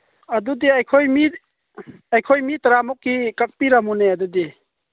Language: Manipuri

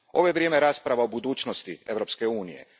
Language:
Croatian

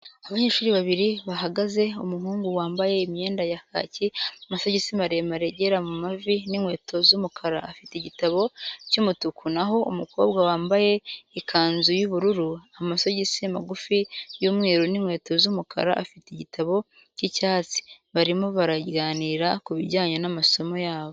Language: Kinyarwanda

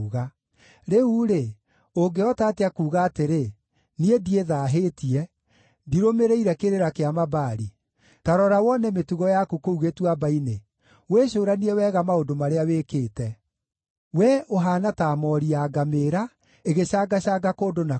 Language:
Kikuyu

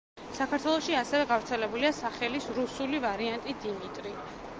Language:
Georgian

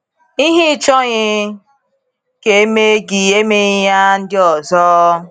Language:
Igbo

